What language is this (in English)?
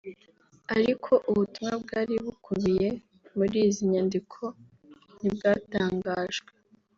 Kinyarwanda